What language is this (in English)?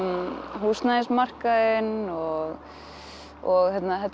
Icelandic